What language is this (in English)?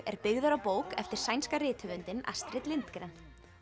Icelandic